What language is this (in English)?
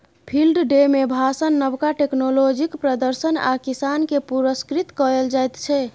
Maithili